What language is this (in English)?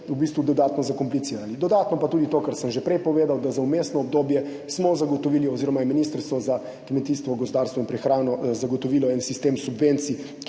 Slovenian